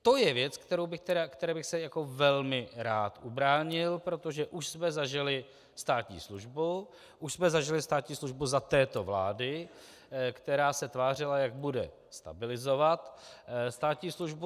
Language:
Czech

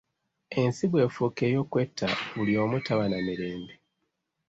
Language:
Ganda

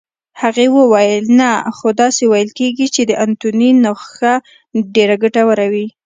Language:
Pashto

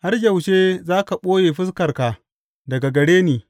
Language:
Hausa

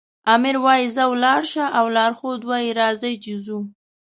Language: Pashto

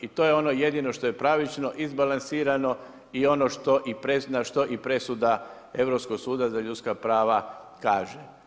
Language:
Croatian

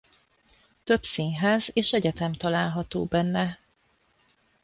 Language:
Hungarian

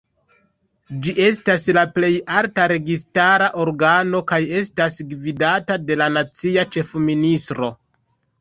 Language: Esperanto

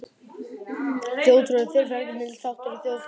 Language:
Icelandic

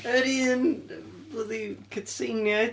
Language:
Welsh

